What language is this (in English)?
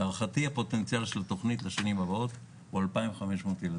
Hebrew